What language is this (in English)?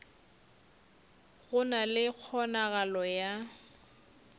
Northern Sotho